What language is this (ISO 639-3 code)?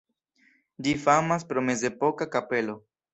epo